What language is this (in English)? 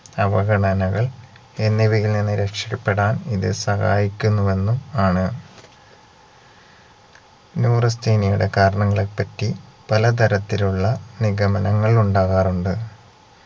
Malayalam